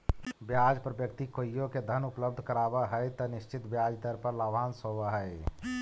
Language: Magahi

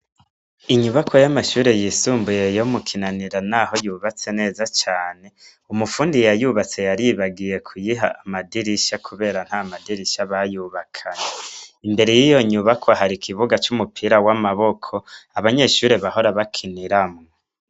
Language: Rundi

